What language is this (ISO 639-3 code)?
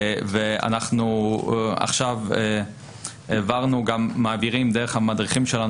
heb